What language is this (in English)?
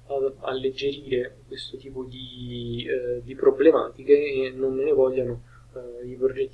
Italian